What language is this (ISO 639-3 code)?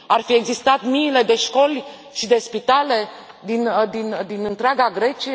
ron